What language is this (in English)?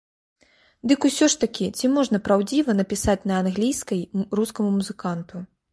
Belarusian